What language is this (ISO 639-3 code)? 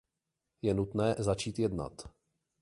ces